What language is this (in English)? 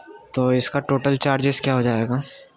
Urdu